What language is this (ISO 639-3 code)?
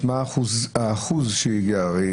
heb